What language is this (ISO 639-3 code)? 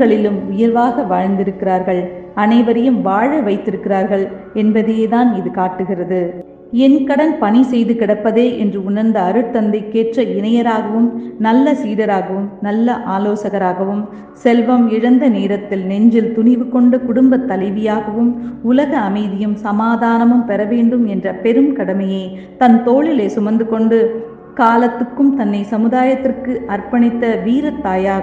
tam